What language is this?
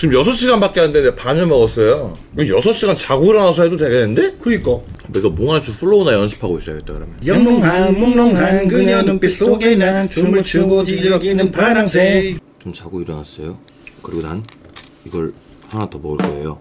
Korean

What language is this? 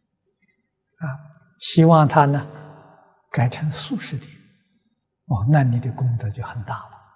Chinese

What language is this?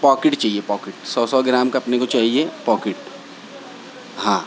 Urdu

